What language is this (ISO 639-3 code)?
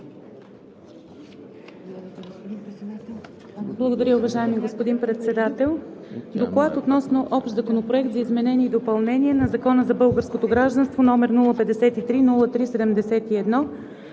bul